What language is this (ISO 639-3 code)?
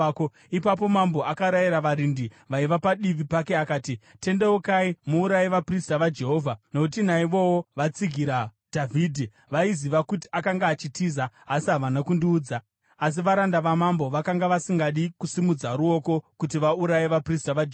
sna